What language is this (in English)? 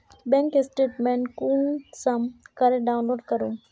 Magahi